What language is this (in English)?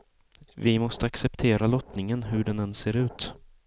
Swedish